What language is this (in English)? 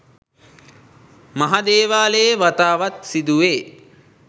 Sinhala